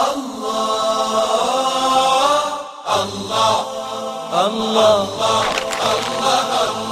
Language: Swahili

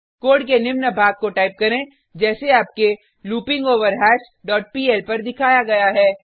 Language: Hindi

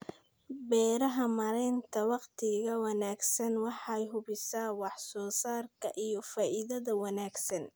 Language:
Somali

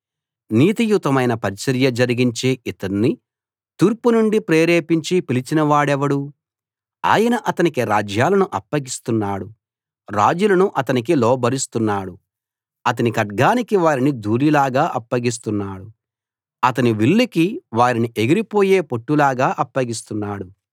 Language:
Telugu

